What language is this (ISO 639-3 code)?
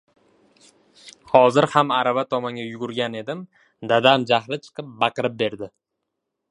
uzb